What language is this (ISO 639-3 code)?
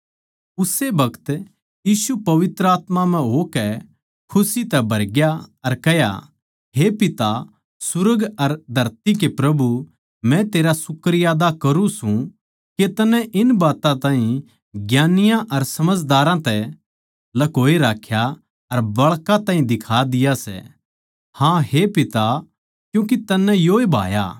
bgc